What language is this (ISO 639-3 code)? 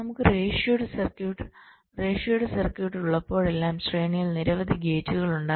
mal